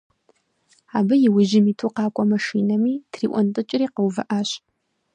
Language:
Kabardian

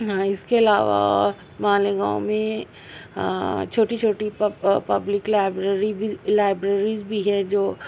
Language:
Urdu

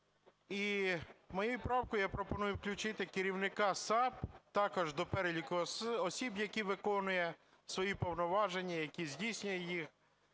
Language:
Ukrainian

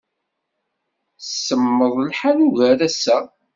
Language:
Kabyle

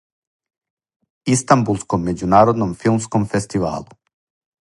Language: Serbian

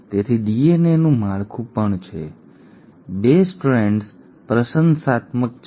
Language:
Gujarati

